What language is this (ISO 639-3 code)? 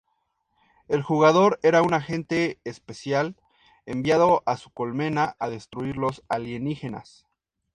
spa